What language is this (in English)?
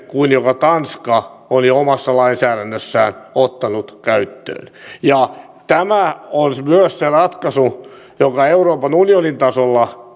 Finnish